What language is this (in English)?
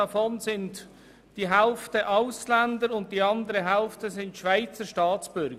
Swiss German